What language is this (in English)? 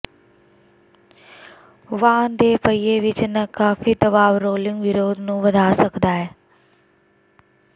Punjabi